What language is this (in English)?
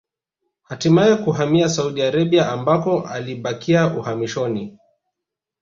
Swahili